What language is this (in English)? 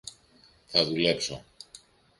Greek